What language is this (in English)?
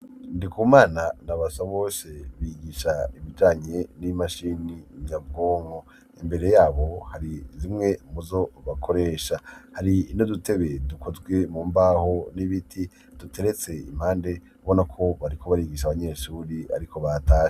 Rundi